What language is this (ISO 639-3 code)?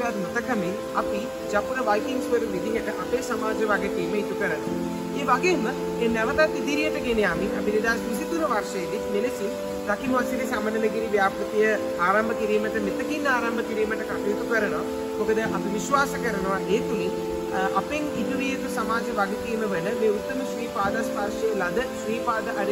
ara